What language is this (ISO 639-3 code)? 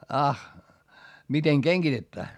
fin